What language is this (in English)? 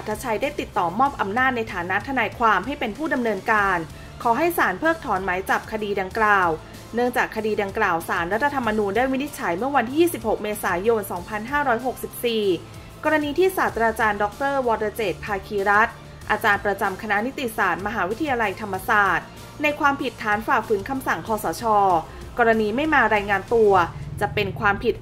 Thai